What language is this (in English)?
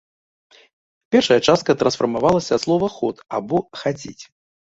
Belarusian